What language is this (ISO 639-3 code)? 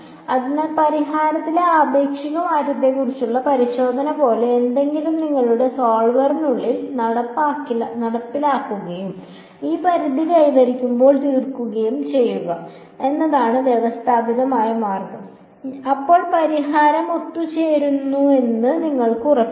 mal